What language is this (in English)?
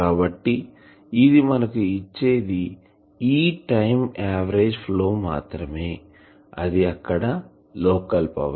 Telugu